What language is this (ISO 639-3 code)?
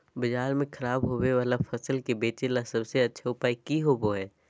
mag